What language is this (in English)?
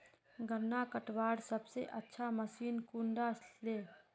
Magahi